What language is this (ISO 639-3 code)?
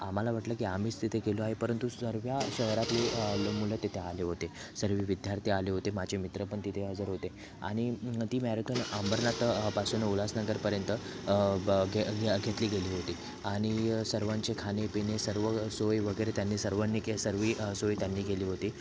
mar